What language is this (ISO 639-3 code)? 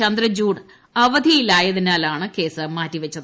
mal